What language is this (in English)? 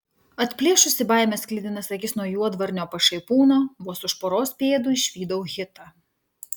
Lithuanian